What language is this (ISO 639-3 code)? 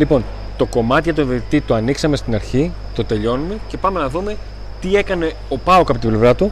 ell